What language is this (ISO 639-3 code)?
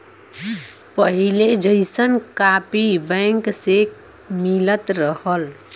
bho